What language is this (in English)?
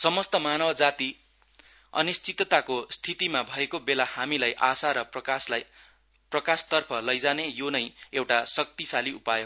Nepali